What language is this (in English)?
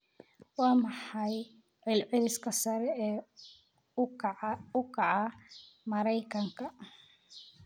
Somali